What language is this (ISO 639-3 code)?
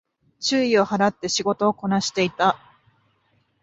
jpn